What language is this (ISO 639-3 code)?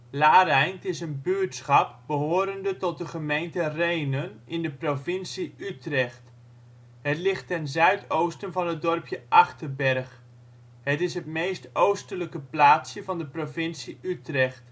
nld